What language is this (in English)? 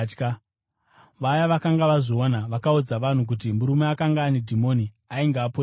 Shona